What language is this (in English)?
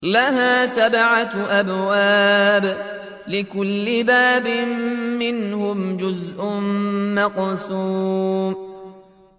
Arabic